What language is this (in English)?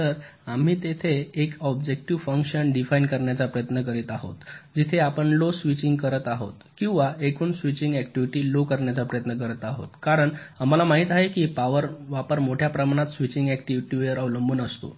Marathi